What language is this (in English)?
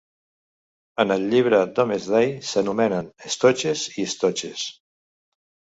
Catalan